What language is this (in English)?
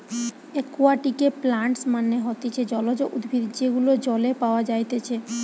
Bangla